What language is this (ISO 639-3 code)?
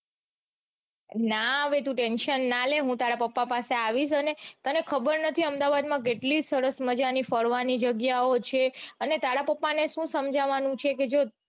guj